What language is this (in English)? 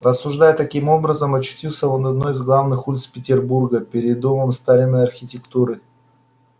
Russian